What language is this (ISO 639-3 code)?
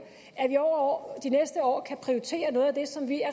dan